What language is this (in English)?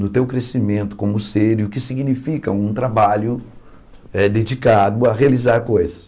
Portuguese